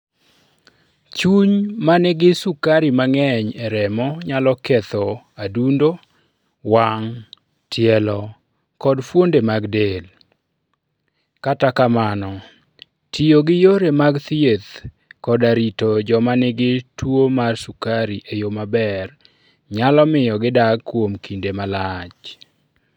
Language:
Luo (Kenya and Tanzania)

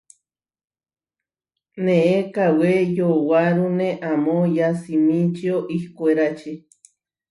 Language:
Huarijio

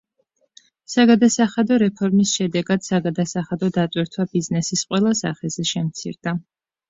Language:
Georgian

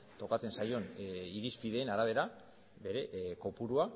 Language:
Basque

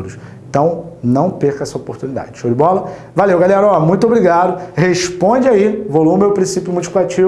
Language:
Portuguese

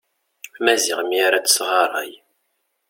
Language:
Kabyle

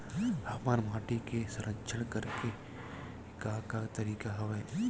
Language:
Chhattisgarhi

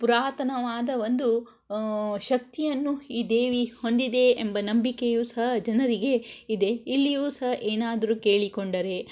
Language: Kannada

